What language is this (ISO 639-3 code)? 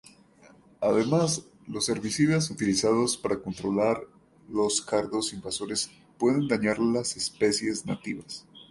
spa